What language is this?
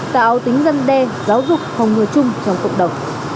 Vietnamese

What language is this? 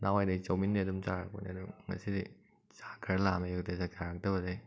Manipuri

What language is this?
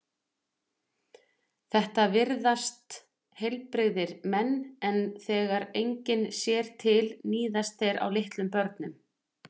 Icelandic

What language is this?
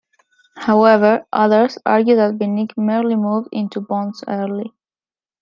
English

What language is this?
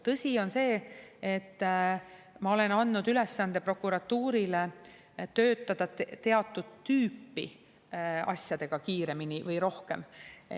Estonian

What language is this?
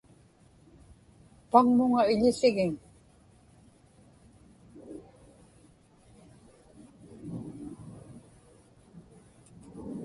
Inupiaq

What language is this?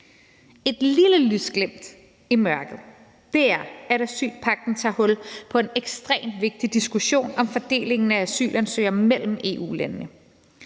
Danish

